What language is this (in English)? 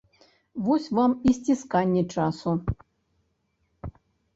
Belarusian